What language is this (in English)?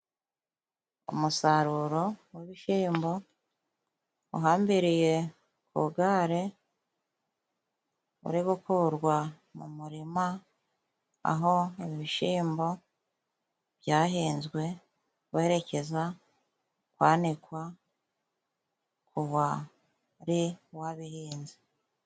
Kinyarwanda